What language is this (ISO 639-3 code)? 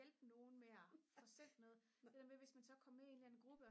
dan